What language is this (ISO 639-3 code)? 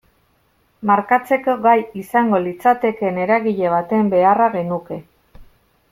eus